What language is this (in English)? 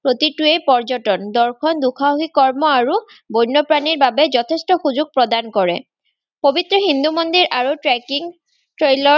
Assamese